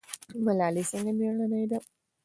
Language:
Pashto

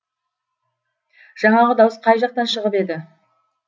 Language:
Kazakh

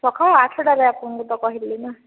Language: Odia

